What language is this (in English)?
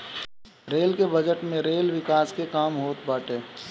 Bhojpuri